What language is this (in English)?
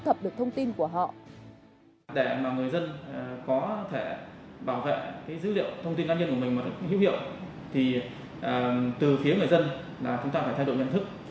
Vietnamese